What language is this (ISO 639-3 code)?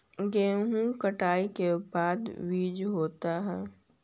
mag